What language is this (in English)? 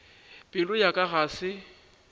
Northern Sotho